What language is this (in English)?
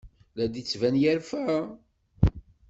Kabyle